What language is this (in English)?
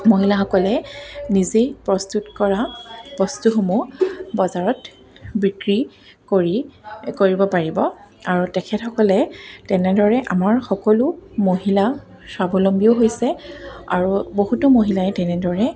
Assamese